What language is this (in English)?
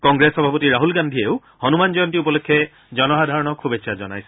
Assamese